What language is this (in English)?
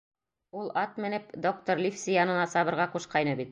Bashkir